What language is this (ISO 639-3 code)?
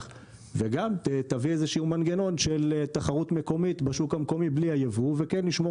heb